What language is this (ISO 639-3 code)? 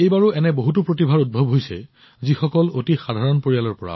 asm